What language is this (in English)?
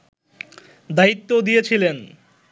Bangla